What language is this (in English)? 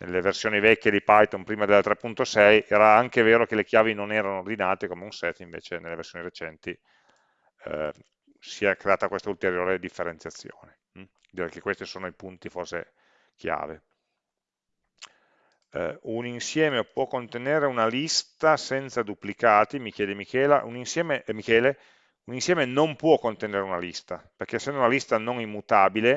Italian